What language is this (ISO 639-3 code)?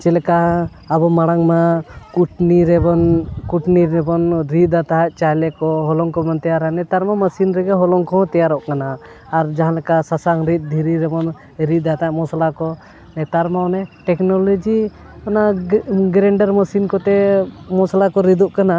sat